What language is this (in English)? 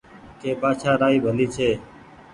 Goaria